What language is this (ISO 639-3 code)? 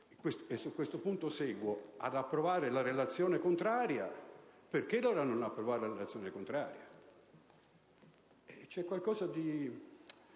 ita